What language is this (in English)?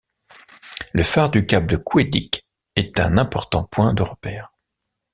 French